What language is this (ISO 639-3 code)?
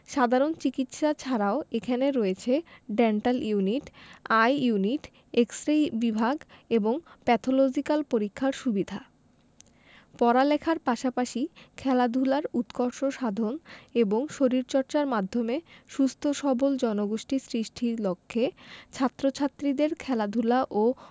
ben